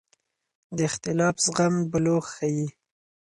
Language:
Pashto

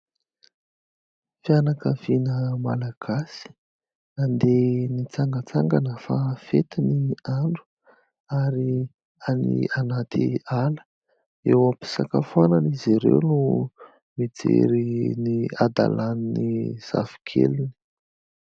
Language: Malagasy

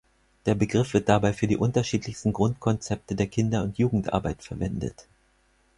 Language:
German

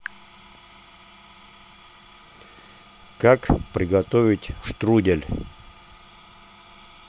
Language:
Russian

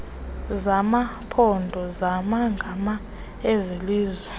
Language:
Xhosa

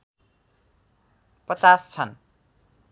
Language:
Nepali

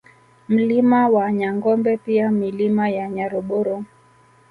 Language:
Swahili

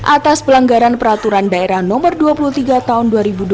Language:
Indonesian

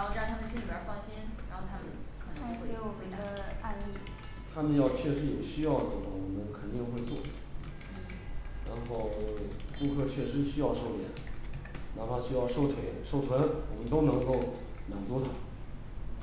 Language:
Chinese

